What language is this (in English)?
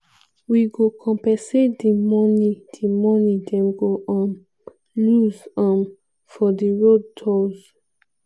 Nigerian Pidgin